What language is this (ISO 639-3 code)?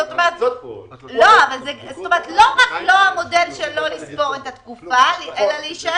heb